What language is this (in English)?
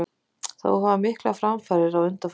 Icelandic